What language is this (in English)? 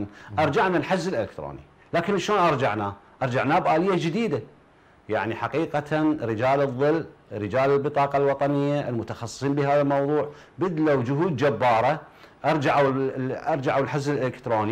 Arabic